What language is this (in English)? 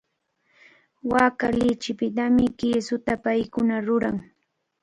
Cajatambo North Lima Quechua